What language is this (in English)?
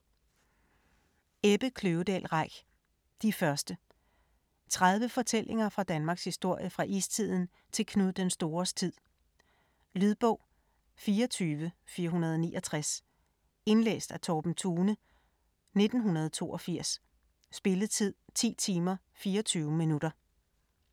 Danish